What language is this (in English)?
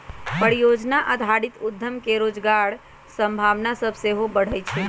Magahi